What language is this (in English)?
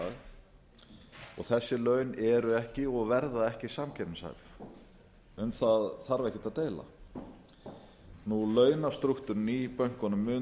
Icelandic